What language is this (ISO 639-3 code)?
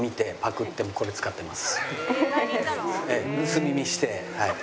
jpn